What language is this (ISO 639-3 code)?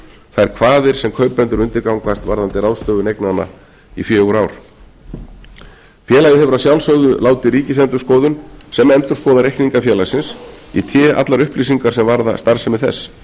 isl